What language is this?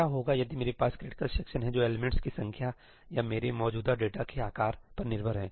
Hindi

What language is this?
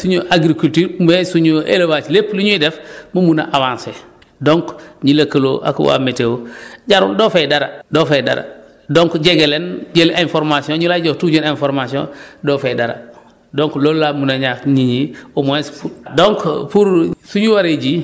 Wolof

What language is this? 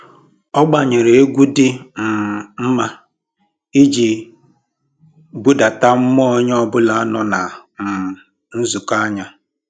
Igbo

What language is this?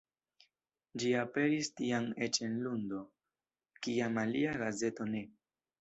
Esperanto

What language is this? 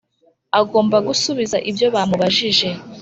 Kinyarwanda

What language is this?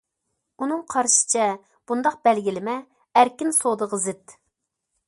Uyghur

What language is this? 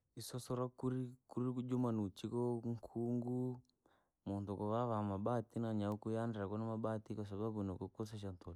Langi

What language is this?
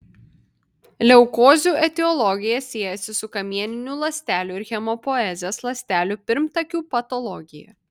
Lithuanian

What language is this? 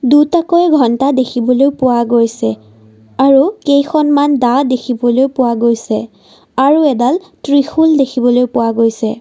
Assamese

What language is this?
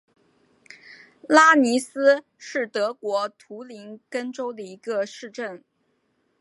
Chinese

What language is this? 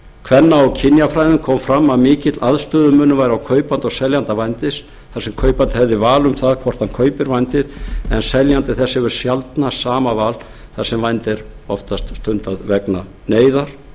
Icelandic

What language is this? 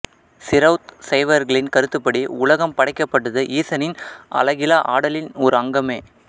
Tamil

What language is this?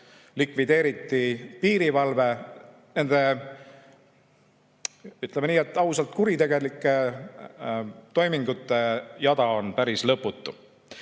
Estonian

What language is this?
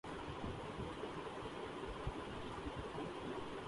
Urdu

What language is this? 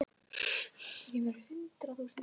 Icelandic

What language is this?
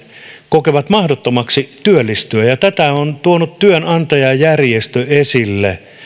Finnish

